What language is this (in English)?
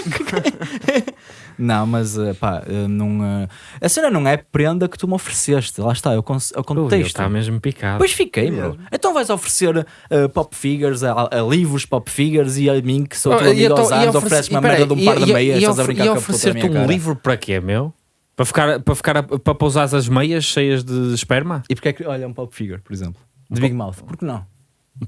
Portuguese